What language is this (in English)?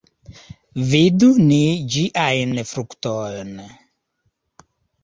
Esperanto